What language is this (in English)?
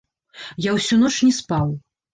Belarusian